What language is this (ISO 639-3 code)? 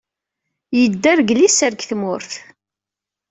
kab